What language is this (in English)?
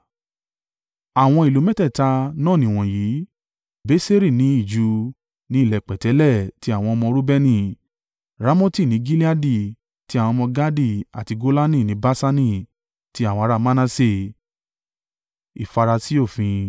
Yoruba